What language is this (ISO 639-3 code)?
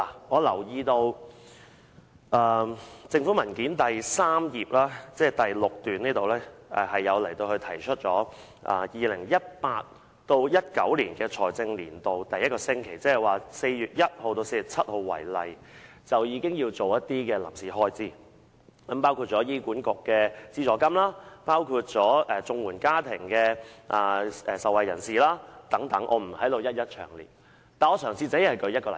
yue